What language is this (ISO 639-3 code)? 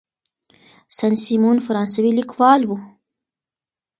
pus